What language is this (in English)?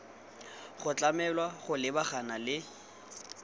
Tswana